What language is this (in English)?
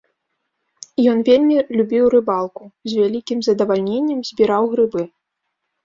Belarusian